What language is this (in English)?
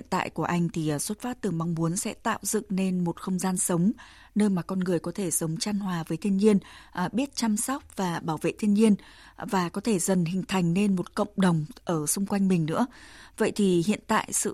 Vietnamese